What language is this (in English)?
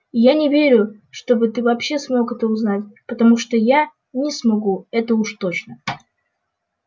Russian